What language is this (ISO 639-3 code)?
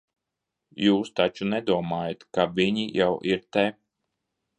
lav